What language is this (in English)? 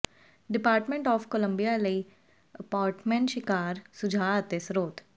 Punjabi